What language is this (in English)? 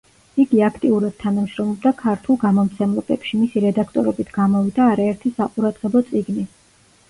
Georgian